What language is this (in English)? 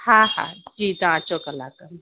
Sindhi